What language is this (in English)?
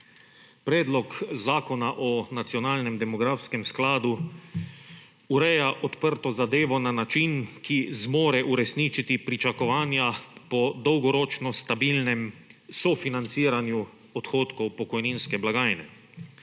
Slovenian